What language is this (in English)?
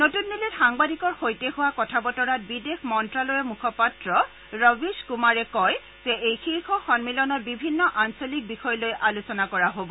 Assamese